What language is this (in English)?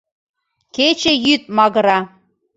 Mari